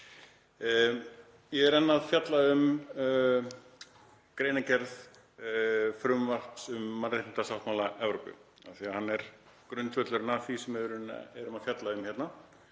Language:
Icelandic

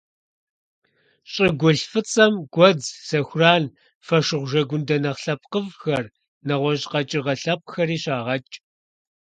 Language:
Kabardian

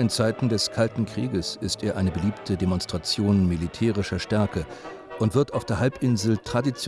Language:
German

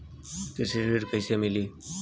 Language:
Bhojpuri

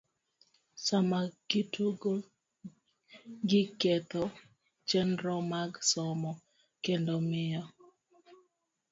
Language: Luo (Kenya and Tanzania)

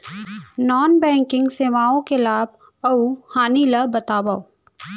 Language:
Chhattisgarhi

